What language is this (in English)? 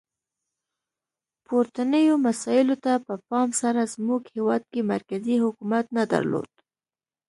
Pashto